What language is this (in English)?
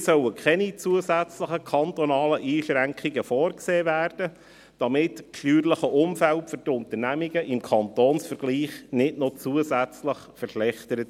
Swiss German